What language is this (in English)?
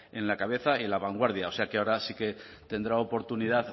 Spanish